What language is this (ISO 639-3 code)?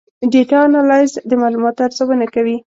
pus